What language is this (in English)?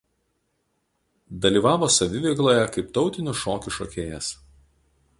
Lithuanian